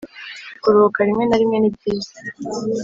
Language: Kinyarwanda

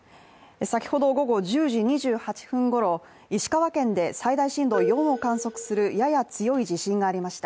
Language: Japanese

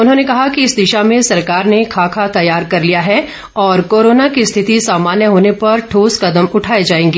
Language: Hindi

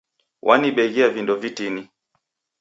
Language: Taita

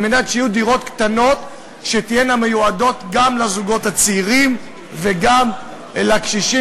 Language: Hebrew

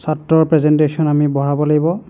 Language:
Assamese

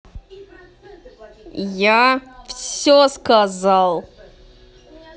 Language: Russian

